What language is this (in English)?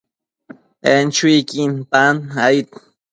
Matsés